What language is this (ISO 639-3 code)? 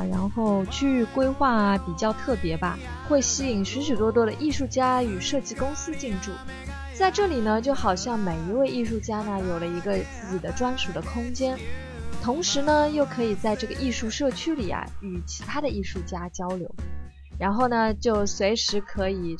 zho